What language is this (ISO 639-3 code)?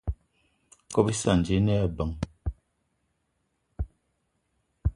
eto